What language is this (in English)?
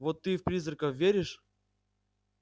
Russian